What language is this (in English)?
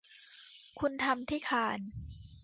Thai